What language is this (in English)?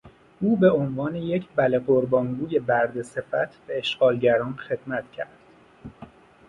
Persian